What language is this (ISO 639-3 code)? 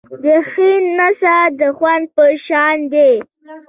pus